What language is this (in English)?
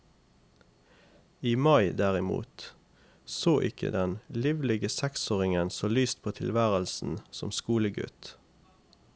Norwegian